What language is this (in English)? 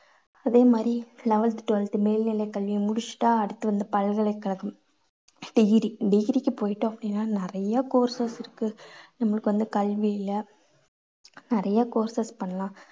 Tamil